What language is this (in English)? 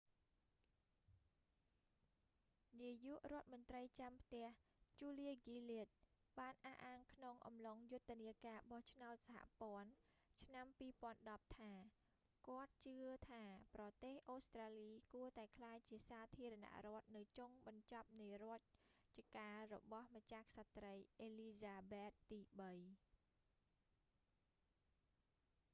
Khmer